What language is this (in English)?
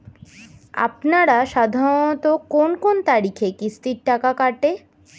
Bangla